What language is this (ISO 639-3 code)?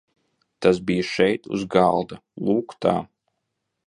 lav